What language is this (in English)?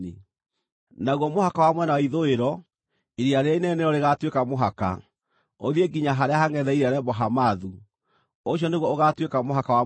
Kikuyu